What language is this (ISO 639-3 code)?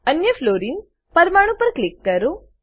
guj